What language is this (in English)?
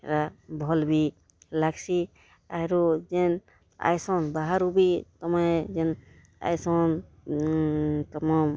Odia